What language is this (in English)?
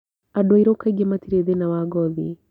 Kikuyu